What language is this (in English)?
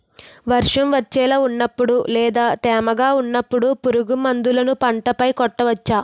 Telugu